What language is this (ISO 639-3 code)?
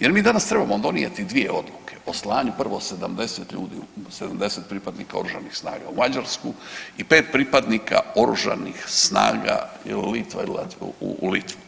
hrv